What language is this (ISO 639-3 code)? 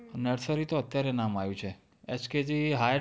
guj